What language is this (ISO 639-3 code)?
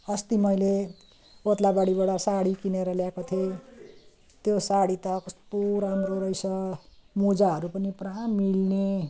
nep